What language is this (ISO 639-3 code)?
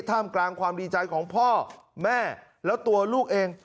tha